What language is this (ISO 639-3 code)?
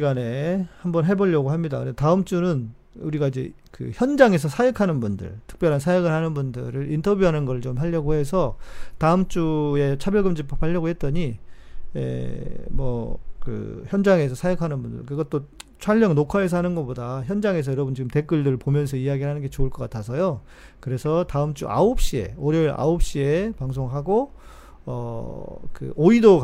kor